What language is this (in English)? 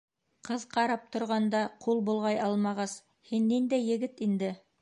Bashkir